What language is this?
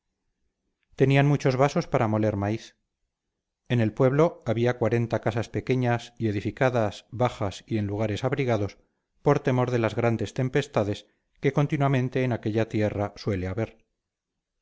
Spanish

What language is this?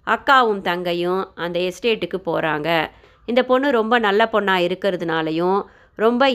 Tamil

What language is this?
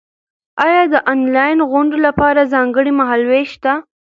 Pashto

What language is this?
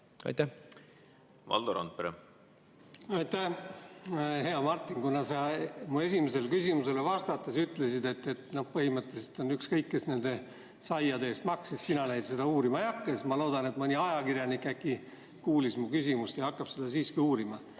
Estonian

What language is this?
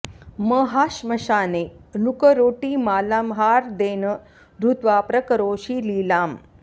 Sanskrit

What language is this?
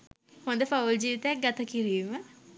Sinhala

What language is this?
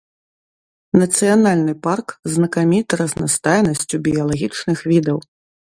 Belarusian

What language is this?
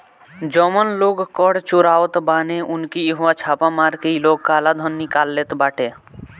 Bhojpuri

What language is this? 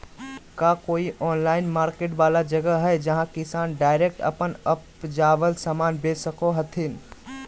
Magahi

